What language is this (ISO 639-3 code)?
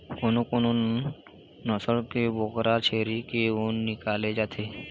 hne